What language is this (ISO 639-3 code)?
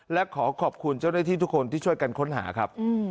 tha